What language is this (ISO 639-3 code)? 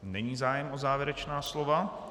ces